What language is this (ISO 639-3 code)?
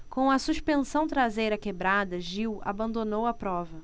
por